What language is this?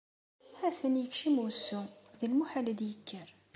Kabyle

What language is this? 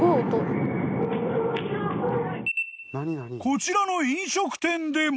Japanese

